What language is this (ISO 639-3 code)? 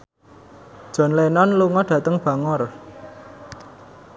jav